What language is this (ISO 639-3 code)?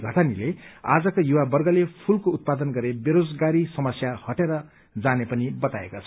nep